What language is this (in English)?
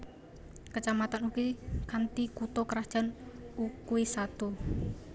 Javanese